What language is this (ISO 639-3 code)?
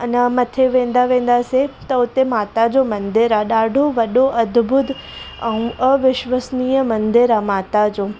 snd